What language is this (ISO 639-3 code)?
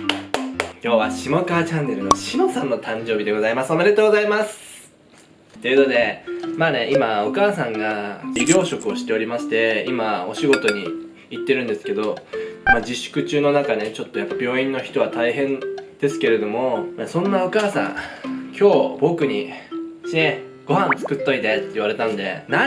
jpn